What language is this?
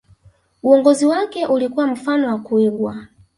Swahili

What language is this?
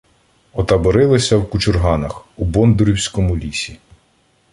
Ukrainian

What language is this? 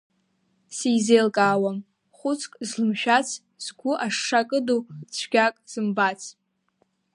Abkhazian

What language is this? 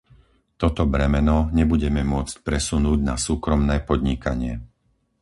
Slovak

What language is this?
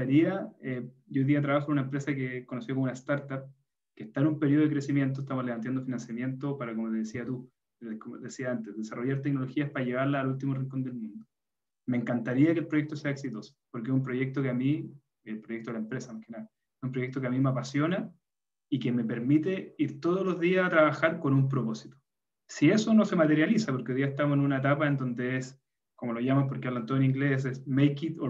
Spanish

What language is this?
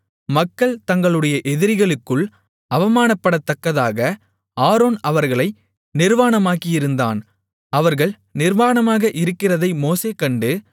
Tamil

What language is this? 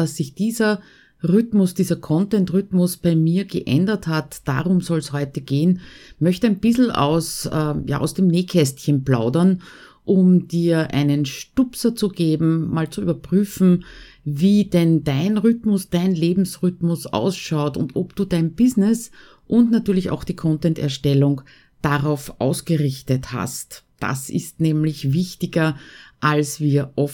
German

